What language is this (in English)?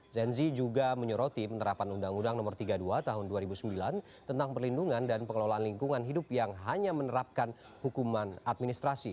Indonesian